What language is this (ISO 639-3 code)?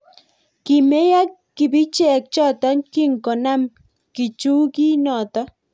kln